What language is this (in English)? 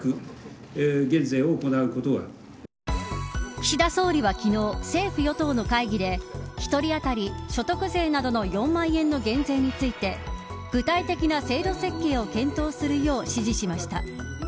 Japanese